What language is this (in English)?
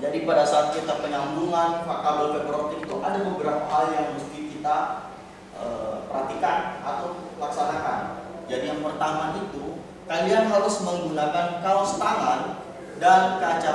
Indonesian